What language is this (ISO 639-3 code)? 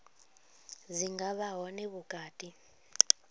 ven